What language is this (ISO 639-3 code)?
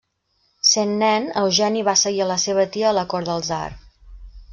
cat